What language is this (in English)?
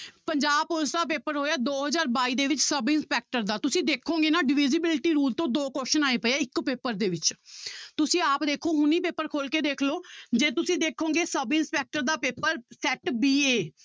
Punjabi